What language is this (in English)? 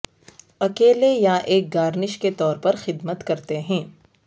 Urdu